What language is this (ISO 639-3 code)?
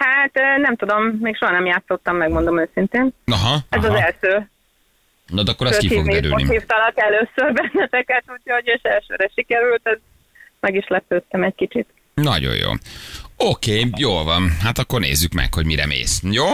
hun